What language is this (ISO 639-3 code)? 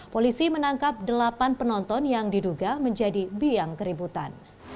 ind